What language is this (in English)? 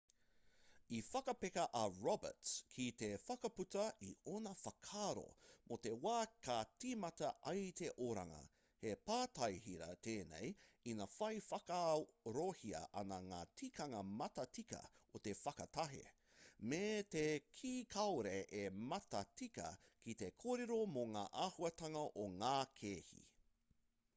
Māori